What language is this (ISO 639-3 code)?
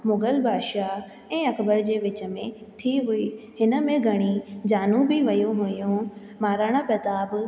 snd